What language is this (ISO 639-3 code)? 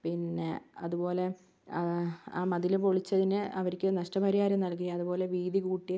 mal